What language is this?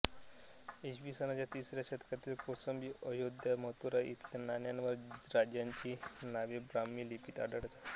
Marathi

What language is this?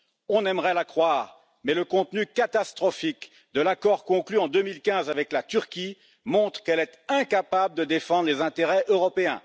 French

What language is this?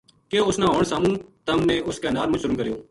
Gujari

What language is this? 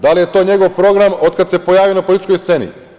Serbian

